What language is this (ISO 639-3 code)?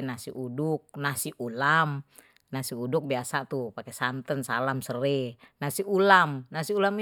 bew